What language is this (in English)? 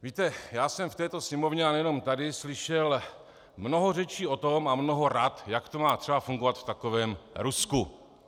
Czech